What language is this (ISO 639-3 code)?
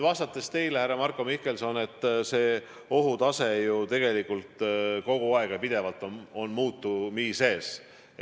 est